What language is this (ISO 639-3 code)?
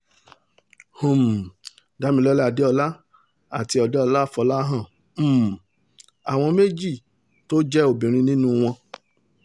yor